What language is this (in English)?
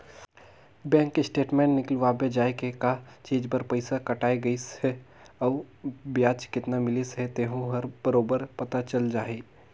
Chhattisgarhi